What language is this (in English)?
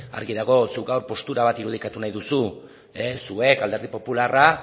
Basque